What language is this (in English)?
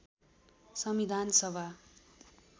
Nepali